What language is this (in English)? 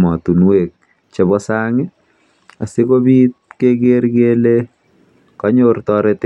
Kalenjin